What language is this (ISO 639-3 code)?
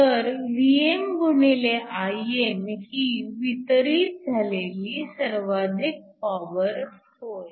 mar